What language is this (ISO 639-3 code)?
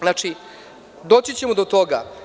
srp